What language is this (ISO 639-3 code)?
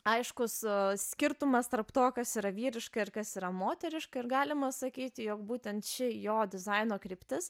lit